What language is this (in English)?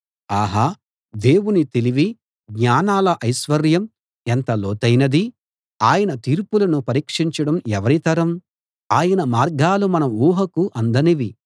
Telugu